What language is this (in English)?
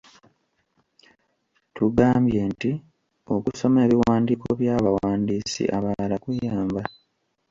Ganda